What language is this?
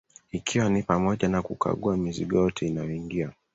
Swahili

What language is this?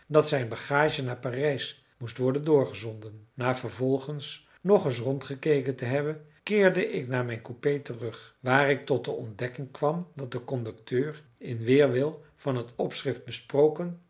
Dutch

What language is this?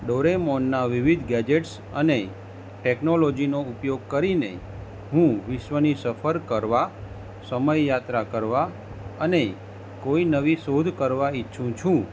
Gujarati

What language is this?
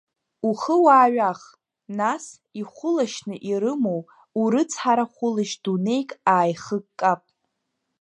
Abkhazian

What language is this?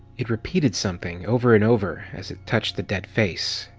English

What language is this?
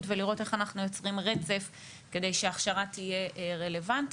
Hebrew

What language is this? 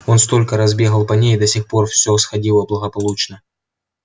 Russian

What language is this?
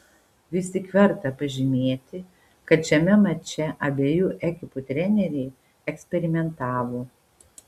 Lithuanian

